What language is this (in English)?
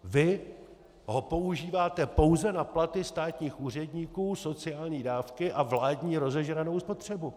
Czech